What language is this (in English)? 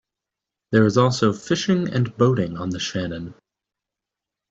English